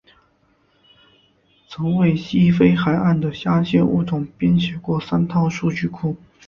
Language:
Chinese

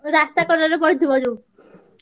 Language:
Odia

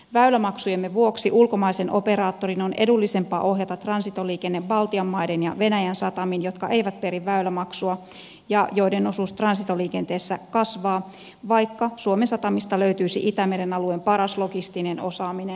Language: Finnish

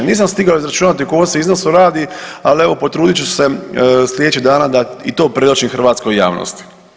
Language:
Croatian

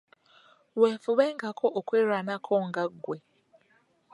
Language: Ganda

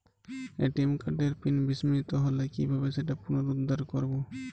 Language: Bangla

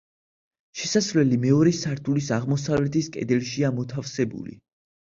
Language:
Georgian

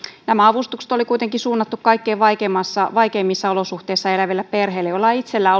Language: Finnish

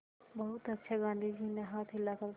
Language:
Hindi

